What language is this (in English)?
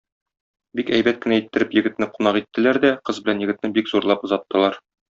Tatar